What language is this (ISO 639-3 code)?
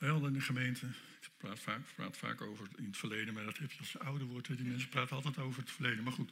nld